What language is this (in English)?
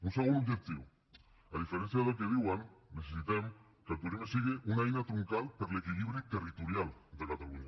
Catalan